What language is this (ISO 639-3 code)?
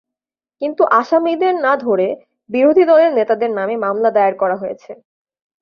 ben